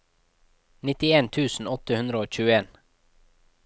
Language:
Norwegian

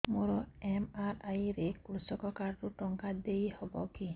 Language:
Odia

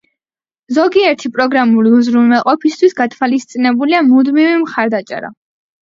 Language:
Georgian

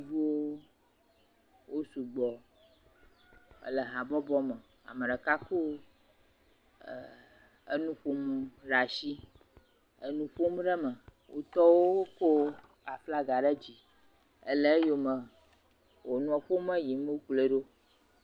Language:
Ewe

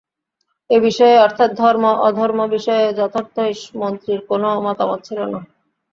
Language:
Bangla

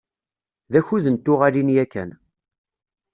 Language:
Kabyle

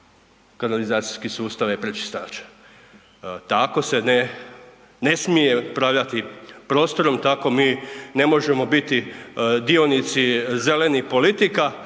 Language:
Croatian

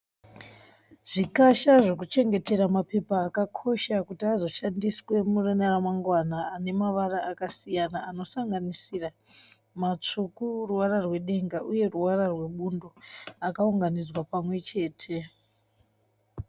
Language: Shona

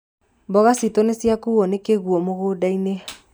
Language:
Kikuyu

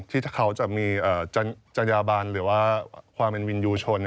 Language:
Thai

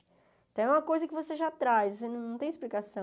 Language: Portuguese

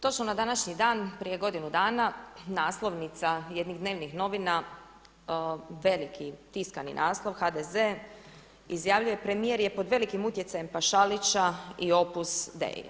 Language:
Croatian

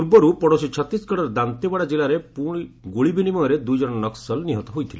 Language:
Odia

